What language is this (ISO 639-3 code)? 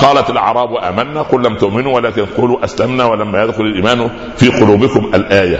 ara